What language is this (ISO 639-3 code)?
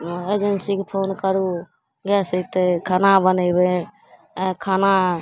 mai